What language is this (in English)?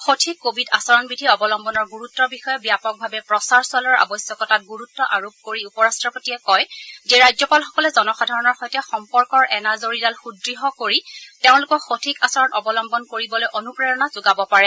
Assamese